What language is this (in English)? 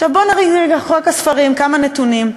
Hebrew